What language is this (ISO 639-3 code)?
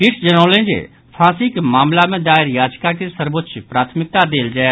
mai